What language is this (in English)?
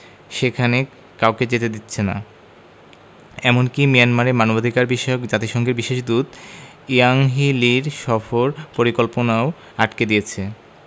Bangla